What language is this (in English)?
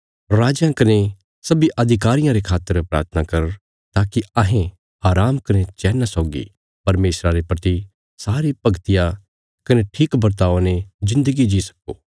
Bilaspuri